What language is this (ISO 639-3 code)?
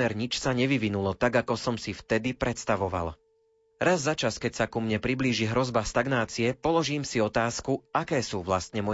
slk